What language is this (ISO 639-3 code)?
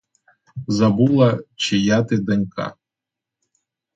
ukr